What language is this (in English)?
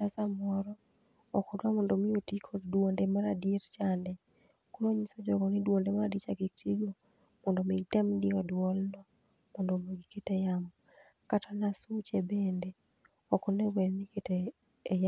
Luo (Kenya and Tanzania)